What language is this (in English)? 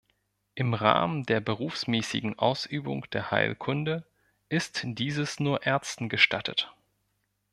German